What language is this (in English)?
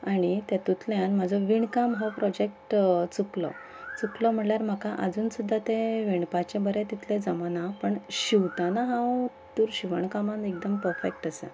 Konkani